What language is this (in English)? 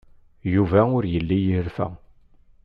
Kabyle